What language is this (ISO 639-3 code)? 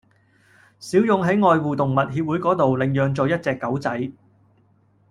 yue